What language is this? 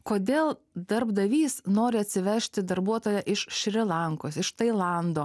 Lithuanian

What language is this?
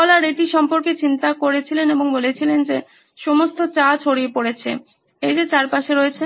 Bangla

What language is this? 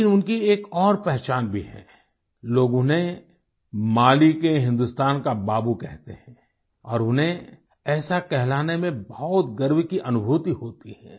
Hindi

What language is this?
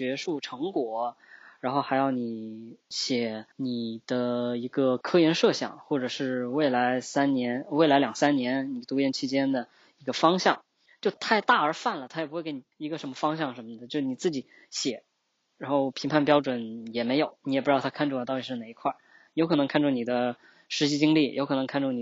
Chinese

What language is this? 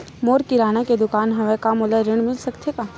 Chhattisgarhi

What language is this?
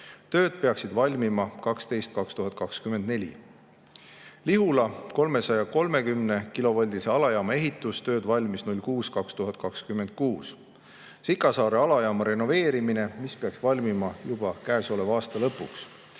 Estonian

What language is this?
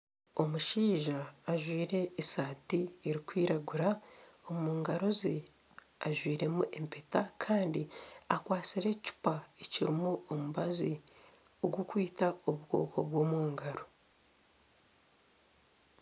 Nyankole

